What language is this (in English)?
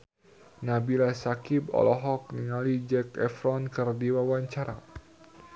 Sundanese